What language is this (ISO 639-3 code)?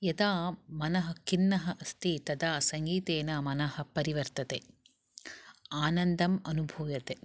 san